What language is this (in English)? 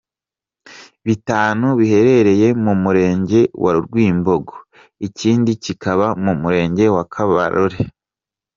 Kinyarwanda